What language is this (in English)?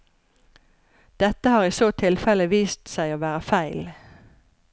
Norwegian